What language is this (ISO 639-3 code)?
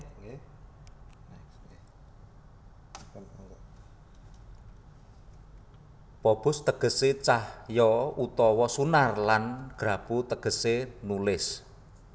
jav